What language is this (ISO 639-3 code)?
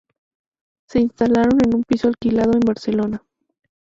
spa